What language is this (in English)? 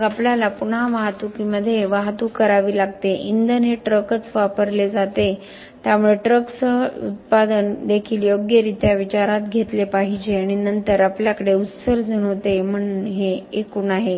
Marathi